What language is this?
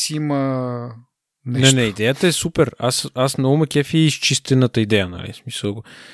Bulgarian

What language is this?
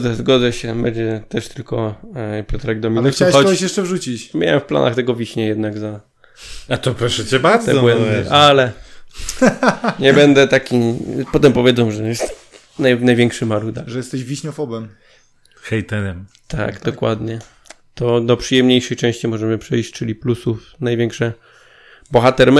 Polish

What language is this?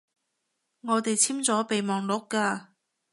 Cantonese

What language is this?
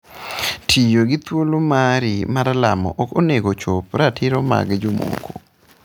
Luo (Kenya and Tanzania)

